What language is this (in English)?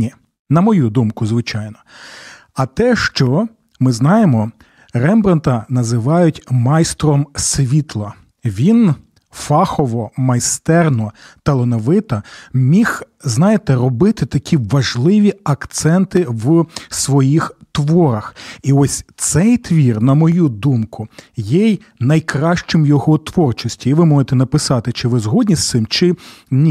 Ukrainian